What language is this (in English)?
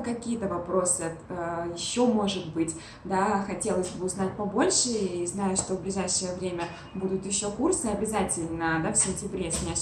Russian